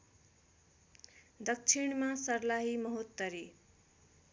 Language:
Nepali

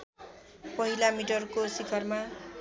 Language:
Nepali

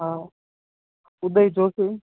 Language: Gujarati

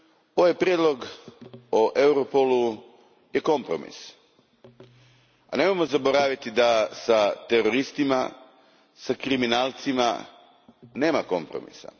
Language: Croatian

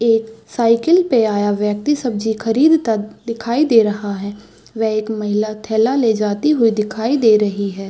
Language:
Hindi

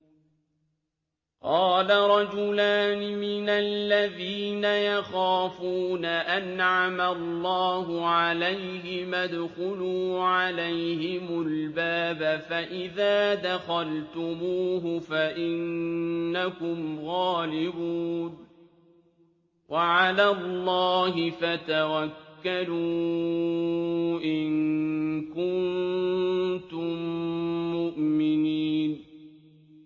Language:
Arabic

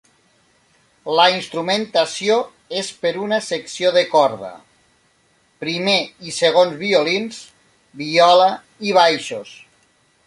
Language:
Catalan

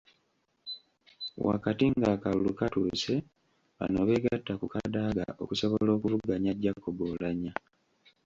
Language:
Ganda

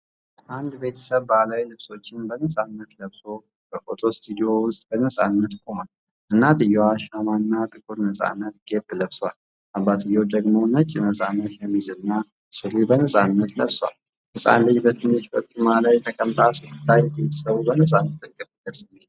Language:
Amharic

